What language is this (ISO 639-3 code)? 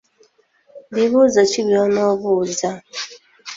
lug